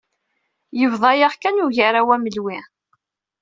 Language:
Kabyle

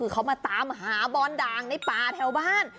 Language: Thai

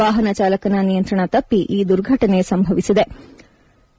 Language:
Kannada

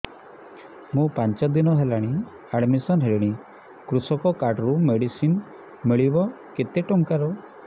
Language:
Odia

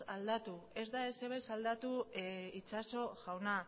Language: Basque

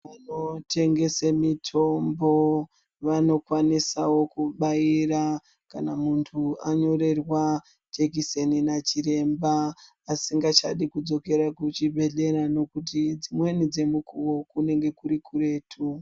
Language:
Ndau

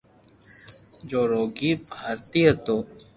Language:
Loarki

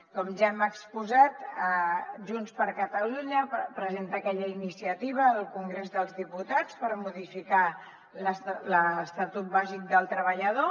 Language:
Catalan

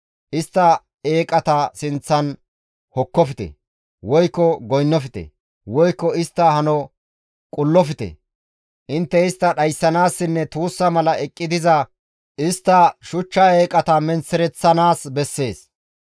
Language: Gamo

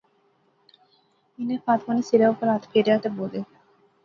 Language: Pahari-Potwari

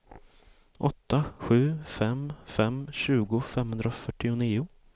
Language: Swedish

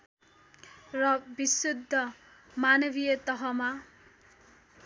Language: Nepali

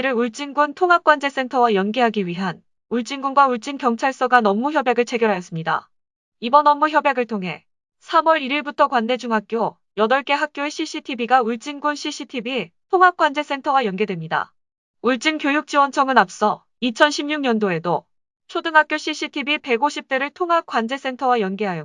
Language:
Korean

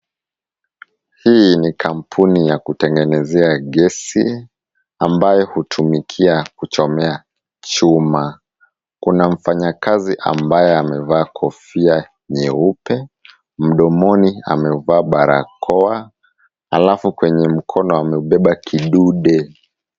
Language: Swahili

